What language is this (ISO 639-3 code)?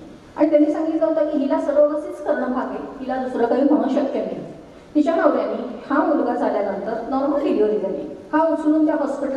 ron